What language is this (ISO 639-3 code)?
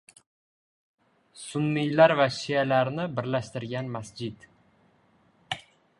uzb